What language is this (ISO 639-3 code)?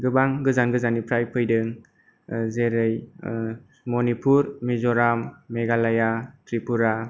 brx